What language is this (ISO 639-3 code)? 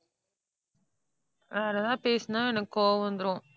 tam